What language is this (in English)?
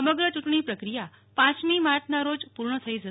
Gujarati